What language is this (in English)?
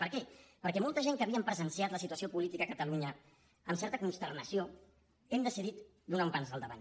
Catalan